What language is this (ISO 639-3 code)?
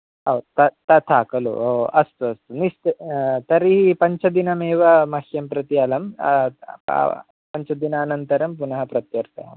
san